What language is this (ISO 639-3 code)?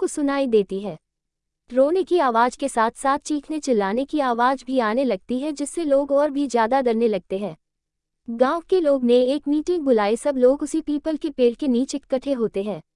hin